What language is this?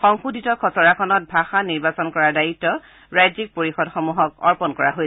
Assamese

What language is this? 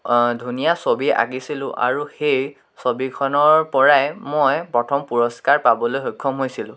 Assamese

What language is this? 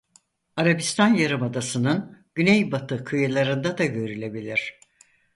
Turkish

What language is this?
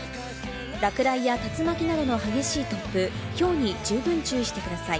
Japanese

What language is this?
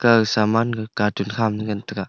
Wancho Naga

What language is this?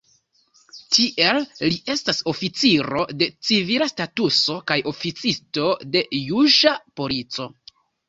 Esperanto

